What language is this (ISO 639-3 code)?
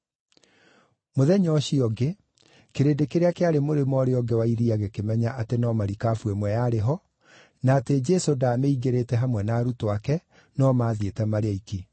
kik